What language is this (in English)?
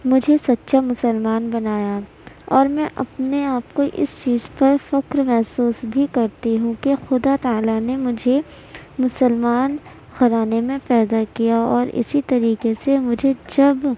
Urdu